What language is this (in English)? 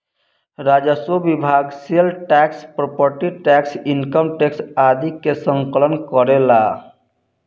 Bhojpuri